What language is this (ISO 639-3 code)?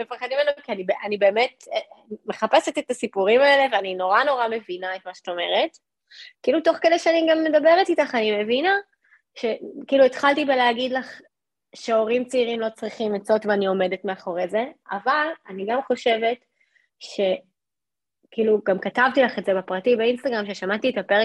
heb